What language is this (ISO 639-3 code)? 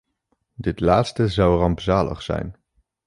nld